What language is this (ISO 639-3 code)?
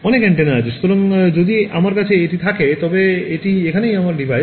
ben